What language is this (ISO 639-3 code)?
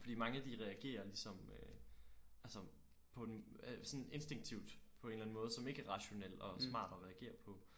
dan